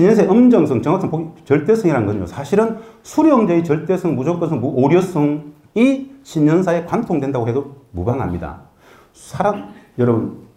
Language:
Korean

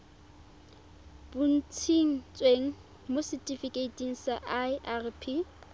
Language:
Tswana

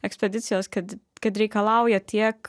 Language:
Lithuanian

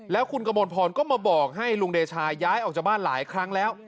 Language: Thai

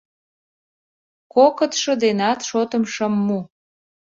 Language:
Mari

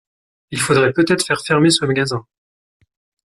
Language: French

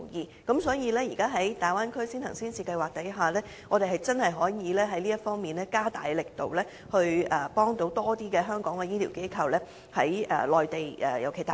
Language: Cantonese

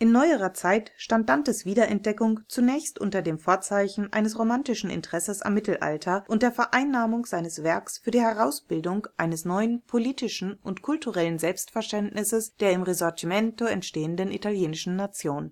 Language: German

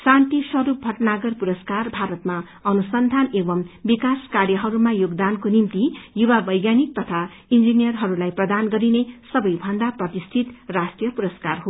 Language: Nepali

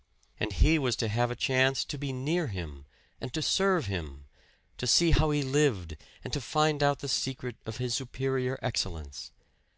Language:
English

